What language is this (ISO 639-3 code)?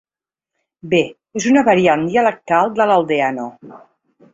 cat